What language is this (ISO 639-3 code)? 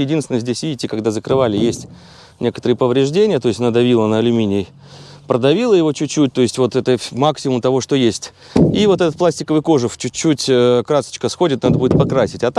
rus